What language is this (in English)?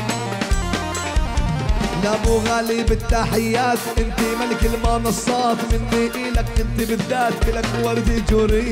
Arabic